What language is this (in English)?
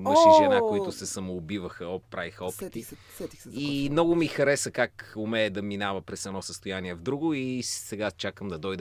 Bulgarian